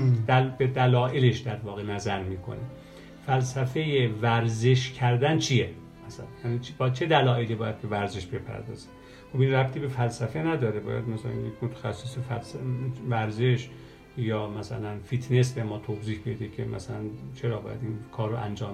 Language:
Persian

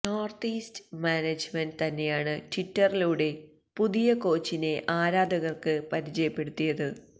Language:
Malayalam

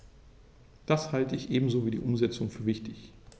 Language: German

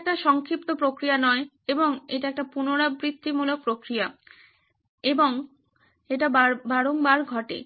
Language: Bangla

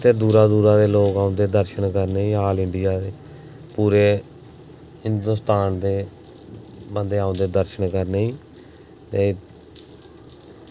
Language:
Dogri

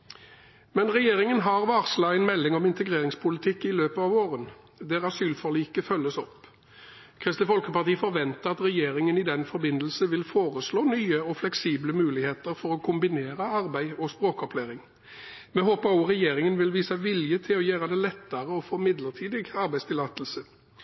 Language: Norwegian Bokmål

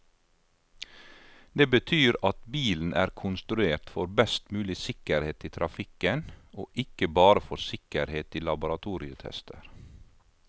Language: Norwegian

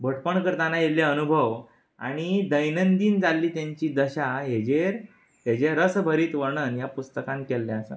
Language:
Konkani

